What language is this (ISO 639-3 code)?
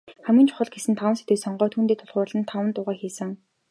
mon